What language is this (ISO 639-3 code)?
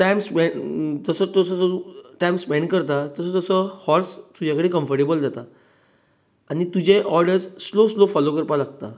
kok